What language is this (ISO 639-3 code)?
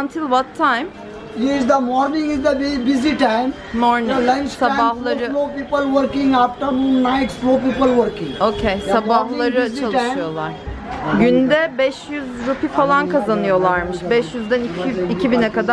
tur